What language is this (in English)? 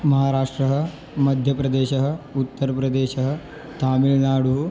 Sanskrit